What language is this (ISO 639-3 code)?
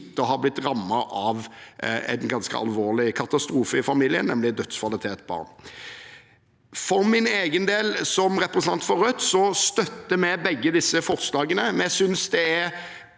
nor